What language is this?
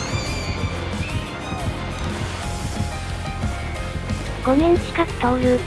Japanese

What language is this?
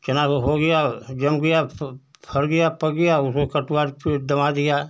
Hindi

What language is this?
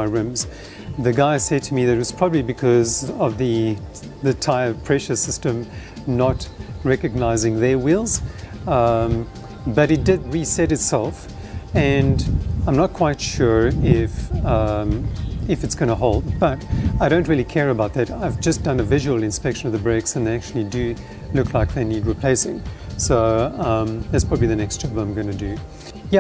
English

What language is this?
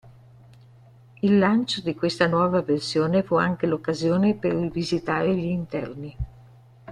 Italian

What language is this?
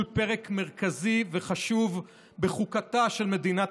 Hebrew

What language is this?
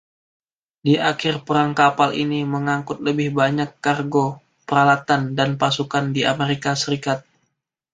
Indonesian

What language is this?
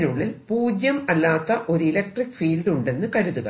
Malayalam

